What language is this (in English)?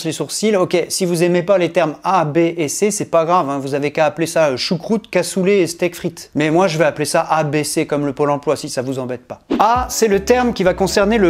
French